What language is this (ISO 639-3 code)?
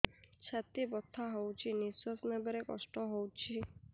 ori